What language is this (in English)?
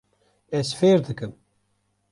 Kurdish